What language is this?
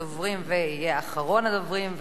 Hebrew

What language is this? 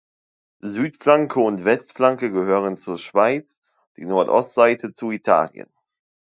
German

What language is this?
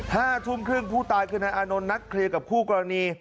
Thai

